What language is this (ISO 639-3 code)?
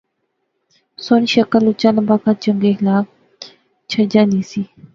phr